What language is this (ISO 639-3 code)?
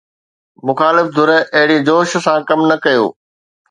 snd